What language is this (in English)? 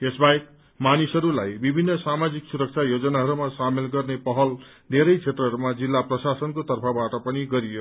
Nepali